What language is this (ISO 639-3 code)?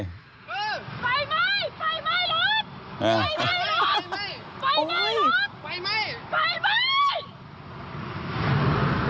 tha